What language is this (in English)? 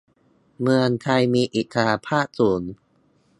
Thai